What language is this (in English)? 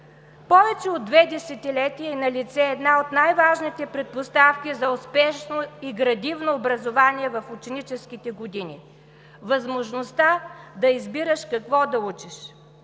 Bulgarian